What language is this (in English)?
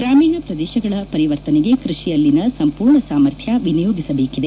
Kannada